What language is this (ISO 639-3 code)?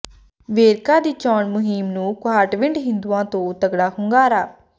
pan